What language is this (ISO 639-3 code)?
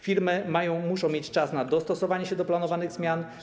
pol